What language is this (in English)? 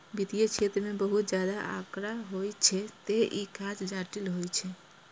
Maithili